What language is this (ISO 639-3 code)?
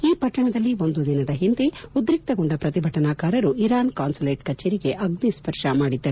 kan